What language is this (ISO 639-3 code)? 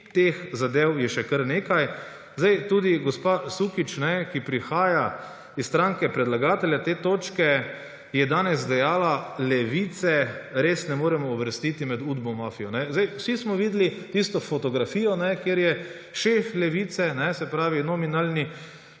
slv